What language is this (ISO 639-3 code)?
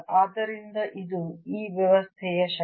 kan